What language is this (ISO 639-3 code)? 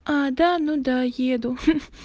rus